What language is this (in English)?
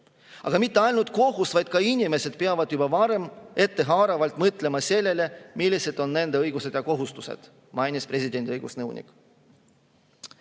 Estonian